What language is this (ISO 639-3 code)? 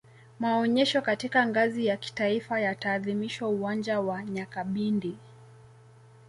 swa